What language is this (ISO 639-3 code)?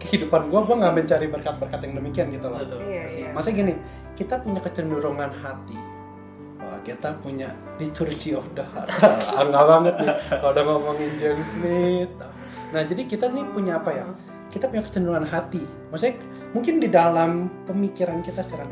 ind